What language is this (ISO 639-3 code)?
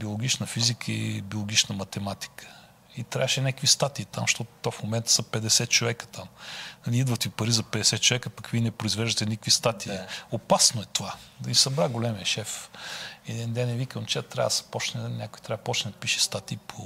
bul